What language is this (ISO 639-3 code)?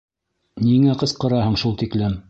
bak